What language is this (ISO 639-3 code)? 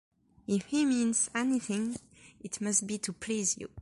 eng